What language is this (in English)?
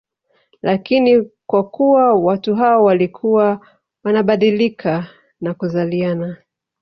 Swahili